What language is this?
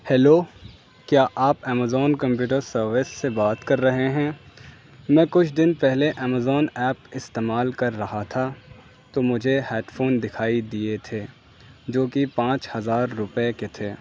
Urdu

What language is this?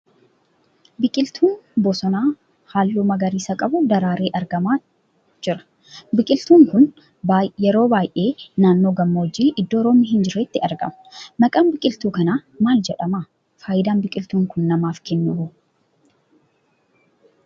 Oromo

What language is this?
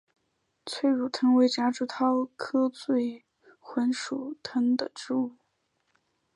Chinese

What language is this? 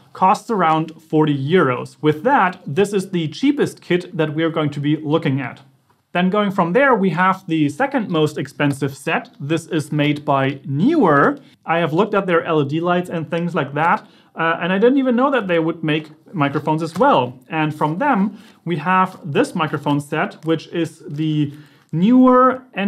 English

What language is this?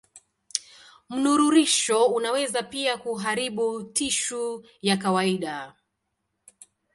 Swahili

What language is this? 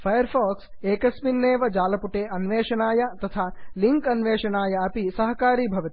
Sanskrit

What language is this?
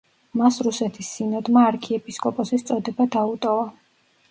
Georgian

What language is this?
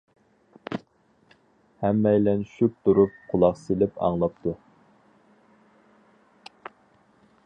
Uyghur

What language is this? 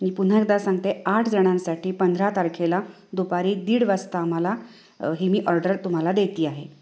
Marathi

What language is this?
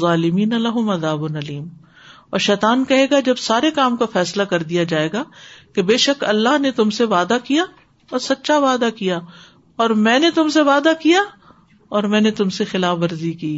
Urdu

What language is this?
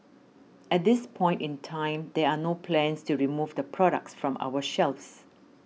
English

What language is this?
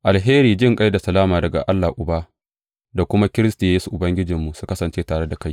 Hausa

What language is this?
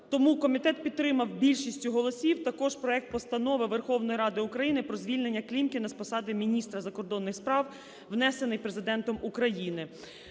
Ukrainian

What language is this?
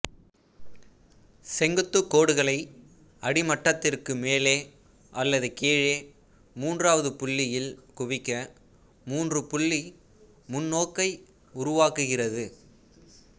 Tamil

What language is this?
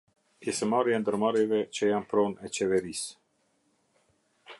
Albanian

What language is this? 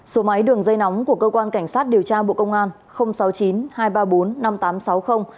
Vietnamese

